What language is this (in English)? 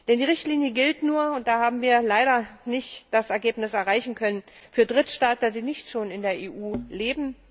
German